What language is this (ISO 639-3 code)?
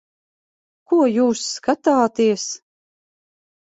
lav